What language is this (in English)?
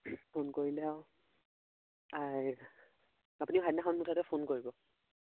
Assamese